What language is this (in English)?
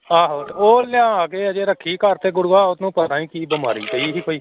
Punjabi